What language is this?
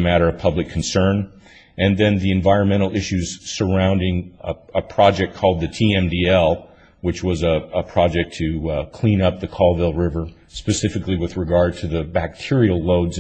English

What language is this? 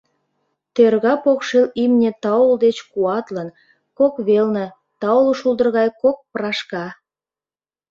Mari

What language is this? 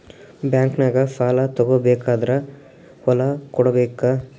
Kannada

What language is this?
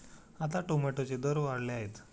Marathi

